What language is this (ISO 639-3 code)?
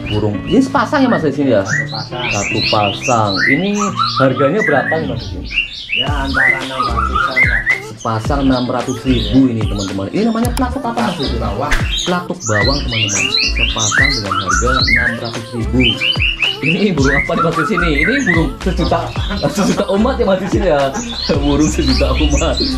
ind